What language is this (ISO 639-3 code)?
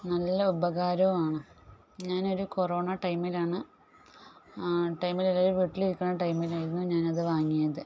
mal